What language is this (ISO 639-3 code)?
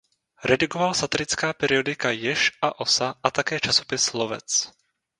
ces